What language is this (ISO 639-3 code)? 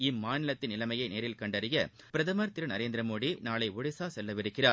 tam